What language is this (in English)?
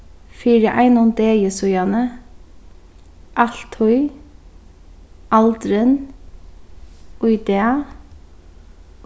Faroese